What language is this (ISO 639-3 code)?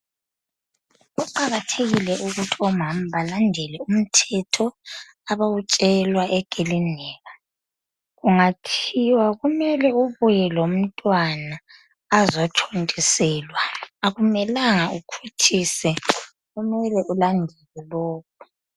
nde